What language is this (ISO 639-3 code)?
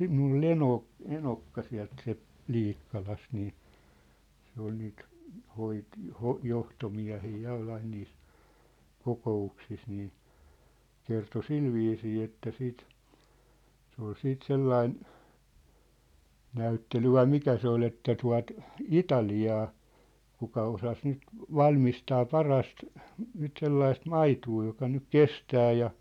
fin